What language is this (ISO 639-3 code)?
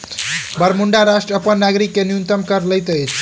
mai